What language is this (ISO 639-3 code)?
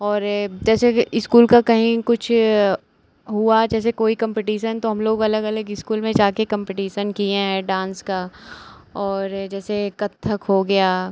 hin